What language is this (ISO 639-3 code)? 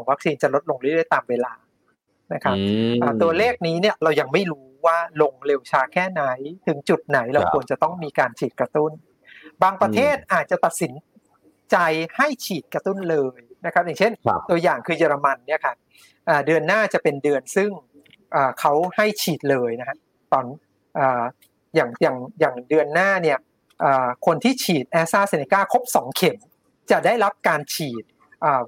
tha